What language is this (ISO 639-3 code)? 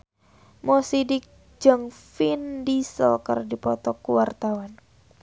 sun